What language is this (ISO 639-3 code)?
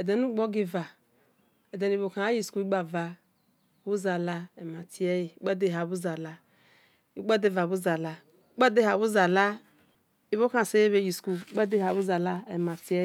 ish